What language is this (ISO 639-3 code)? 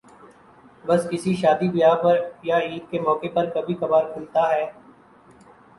urd